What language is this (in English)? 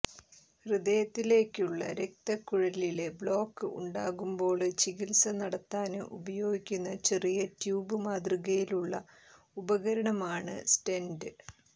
Malayalam